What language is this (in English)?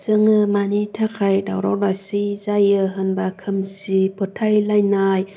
Bodo